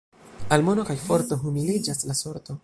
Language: Esperanto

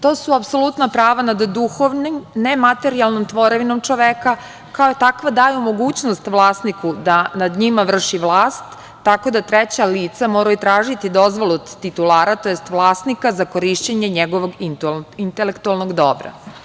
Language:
Serbian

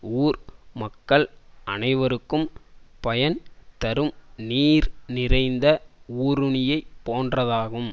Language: Tamil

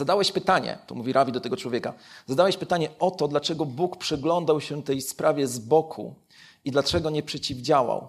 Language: Polish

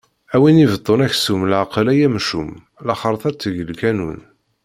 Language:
Kabyle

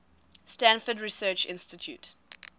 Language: English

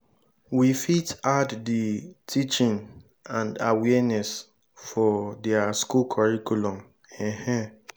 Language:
Nigerian Pidgin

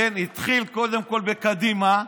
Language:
Hebrew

